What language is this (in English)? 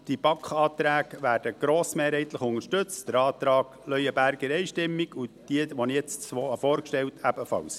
Swiss German